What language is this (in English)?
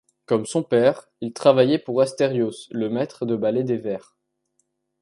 French